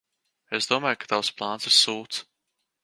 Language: Latvian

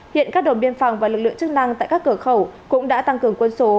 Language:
Vietnamese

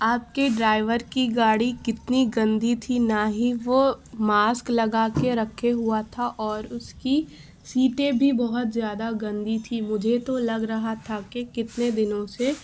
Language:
Urdu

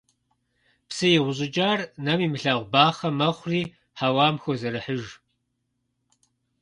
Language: Kabardian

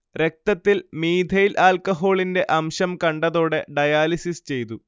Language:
Malayalam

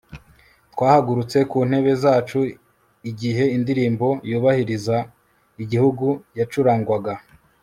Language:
Kinyarwanda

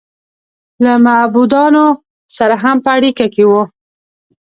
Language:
Pashto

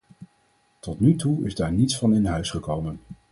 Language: Dutch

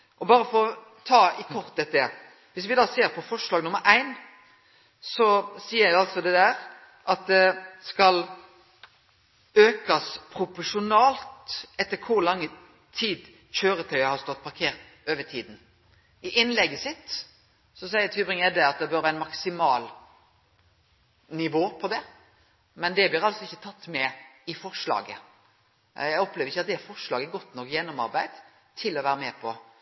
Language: Norwegian Nynorsk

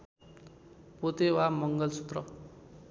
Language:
Nepali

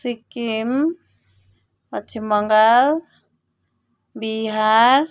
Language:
Nepali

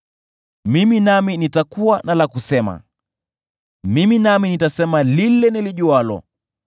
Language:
Swahili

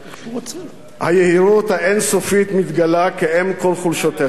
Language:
Hebrew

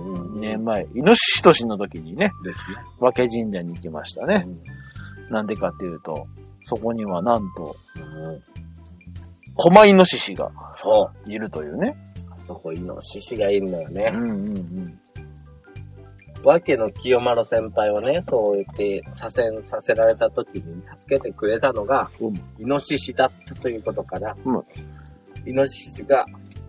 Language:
Japanese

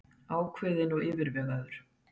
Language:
Icelandic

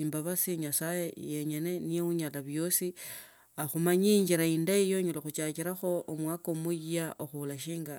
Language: Tsotso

